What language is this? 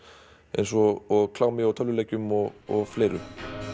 Icelandic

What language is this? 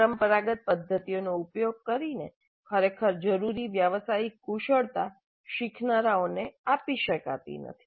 Gujarati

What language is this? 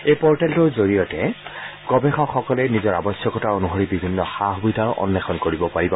Assamese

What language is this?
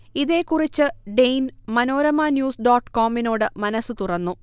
Malayalam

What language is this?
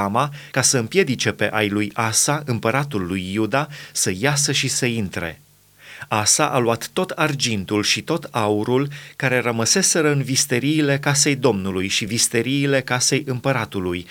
Romanian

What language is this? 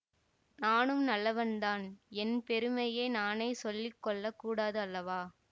Tamil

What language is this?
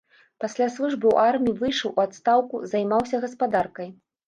Belarusian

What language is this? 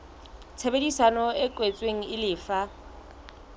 Southern Sotho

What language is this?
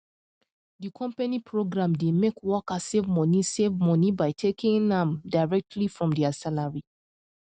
Nigerian Pidgin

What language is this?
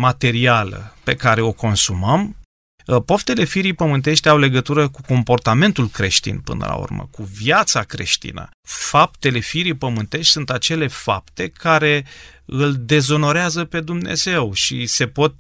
Romanian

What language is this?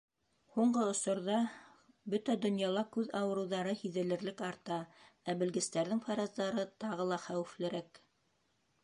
Bashkir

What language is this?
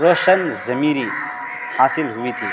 Urdu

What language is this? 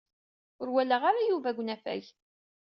Kabyle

